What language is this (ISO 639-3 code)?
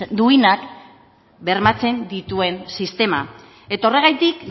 eus